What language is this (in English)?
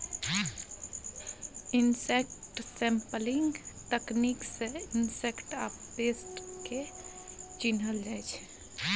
Maithili